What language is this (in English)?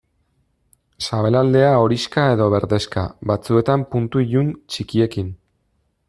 Basque